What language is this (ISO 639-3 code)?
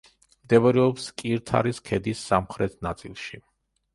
kat